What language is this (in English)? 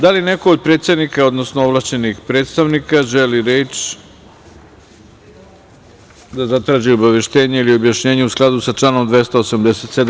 Serbian